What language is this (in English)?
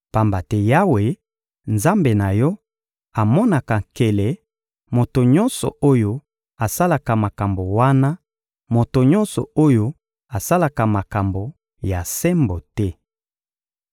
Lingala